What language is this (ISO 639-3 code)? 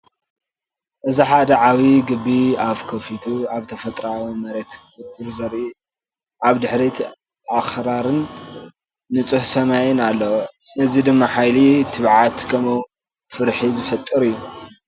tir